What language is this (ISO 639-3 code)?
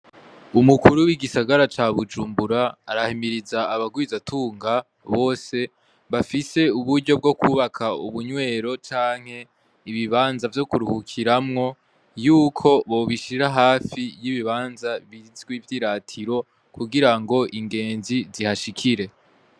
run